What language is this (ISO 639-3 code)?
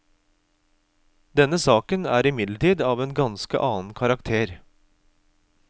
nor